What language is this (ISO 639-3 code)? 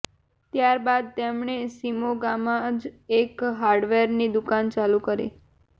guj